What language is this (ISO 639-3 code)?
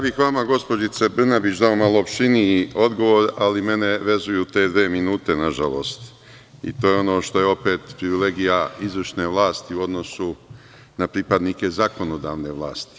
srp